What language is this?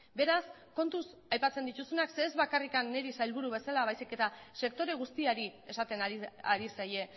Basque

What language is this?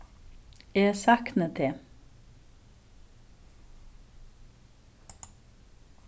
Faroese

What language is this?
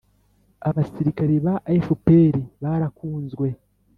Kinyarwanda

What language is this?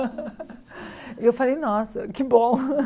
Portuguese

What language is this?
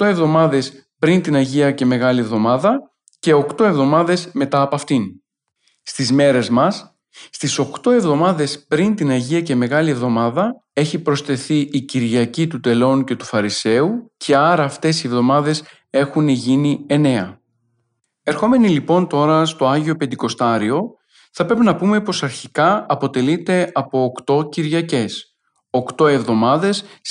Greek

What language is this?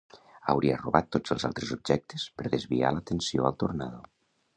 Catalan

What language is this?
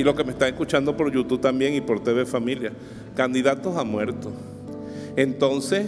Spanish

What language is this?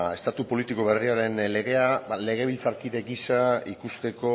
Basque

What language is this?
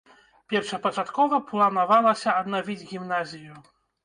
Belarusian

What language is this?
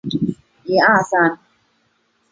Chinese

